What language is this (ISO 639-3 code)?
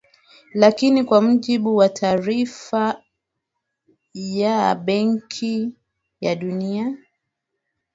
swa